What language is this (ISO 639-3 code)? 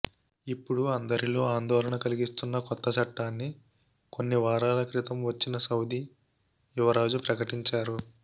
tel